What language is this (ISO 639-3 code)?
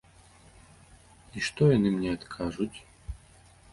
bel